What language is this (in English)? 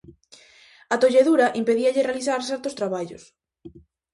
Galician